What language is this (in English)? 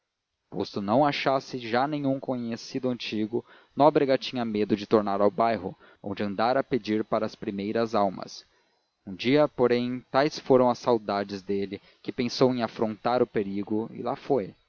Portuguese